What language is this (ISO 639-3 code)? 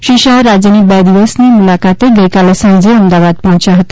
guj